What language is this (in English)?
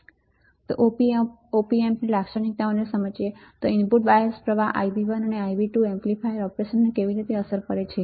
Gujarati